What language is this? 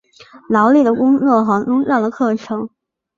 Chinese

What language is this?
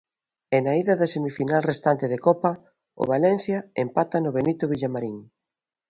Galician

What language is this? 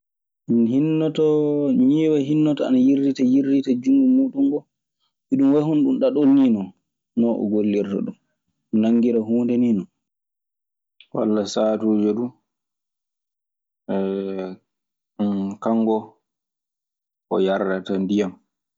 Maasina Fulfulde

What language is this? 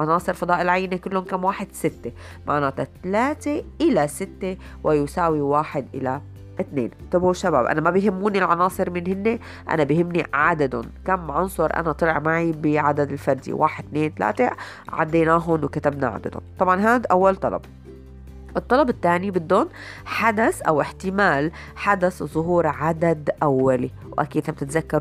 Arabic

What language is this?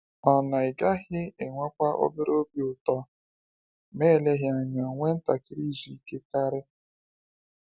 Igbo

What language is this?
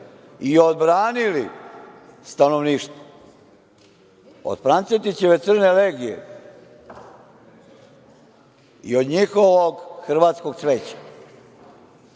Serbian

